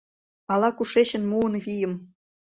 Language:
Mari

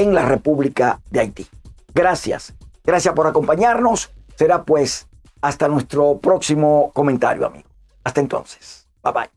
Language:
Spanish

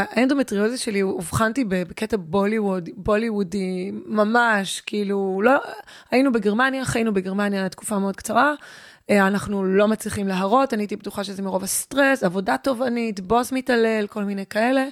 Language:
Hebrew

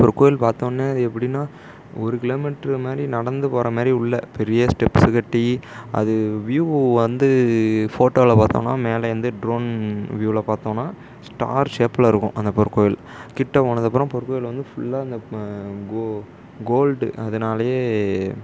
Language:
Tamil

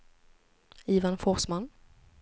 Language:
Swedish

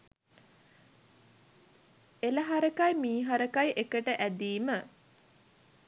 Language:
Sinhala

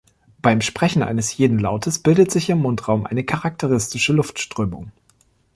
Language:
German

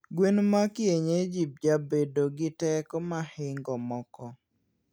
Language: Luo (Kenya and Tanzania)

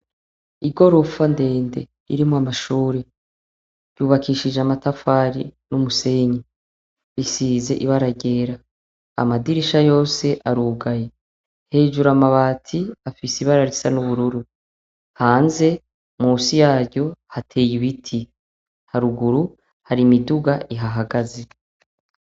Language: Rundi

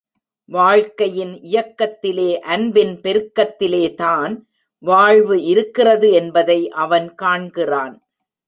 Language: Tamil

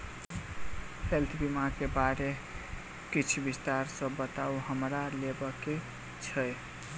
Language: Maithili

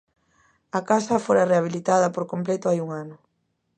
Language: Galician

